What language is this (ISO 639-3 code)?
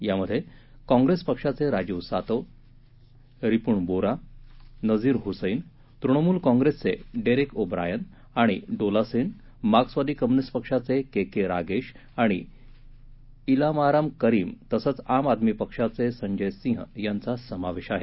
mar